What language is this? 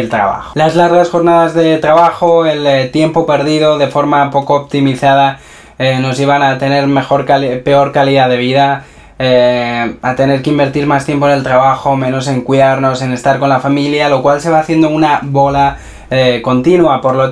Spanish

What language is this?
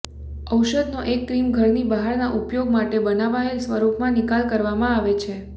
Gujarati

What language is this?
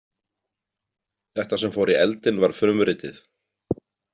Icelandic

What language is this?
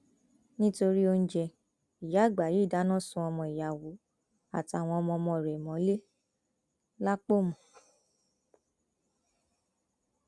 Yoruba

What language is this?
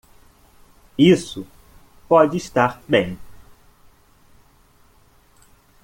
Portuguese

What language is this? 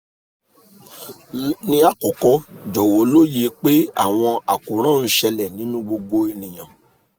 Yoruba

